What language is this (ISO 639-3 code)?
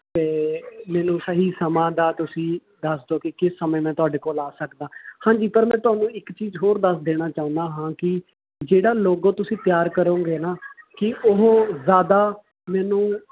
pan